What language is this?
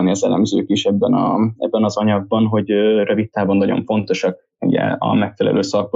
Hungarian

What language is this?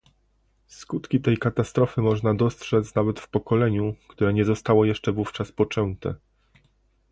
Polish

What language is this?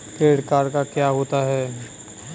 Hindi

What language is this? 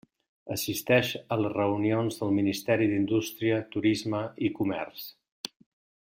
Catalan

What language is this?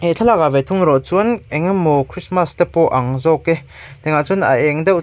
Mizo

